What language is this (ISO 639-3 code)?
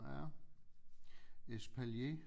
dan